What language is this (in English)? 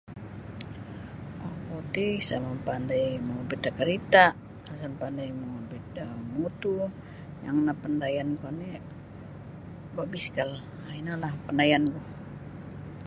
Sabah Bisaya